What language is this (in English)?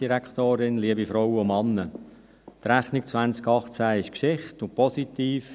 Swiss German